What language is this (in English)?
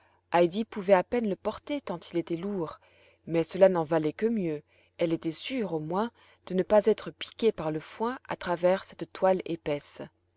French